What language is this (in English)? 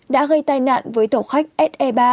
Vietnamese